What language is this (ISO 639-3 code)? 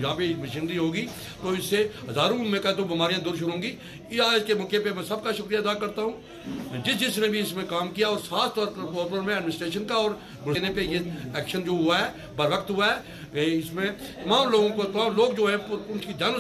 hin